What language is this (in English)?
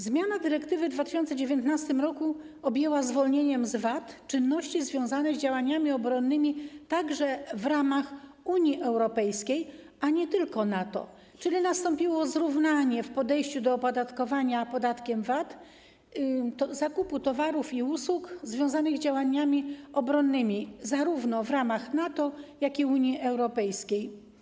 Polish